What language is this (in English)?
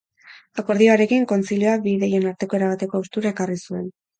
Basque